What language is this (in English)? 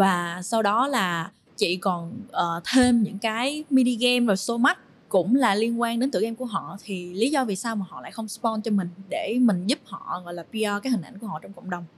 Vietnamese